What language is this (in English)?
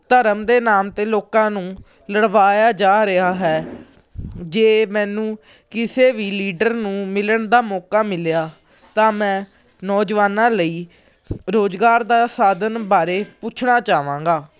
Punjabi